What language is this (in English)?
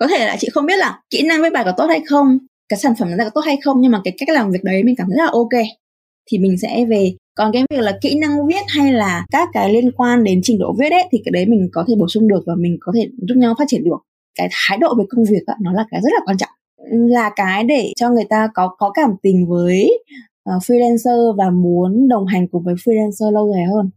Vietnamese